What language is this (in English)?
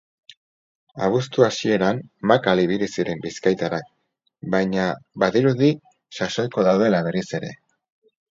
Basque